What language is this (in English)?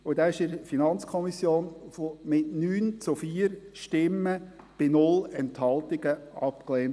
Swiss German